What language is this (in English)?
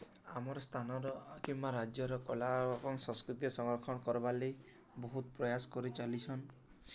Odia